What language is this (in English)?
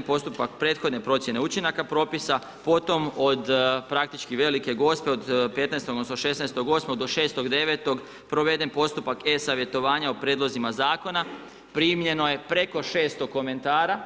Croatian